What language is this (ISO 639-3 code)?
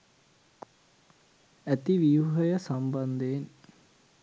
sin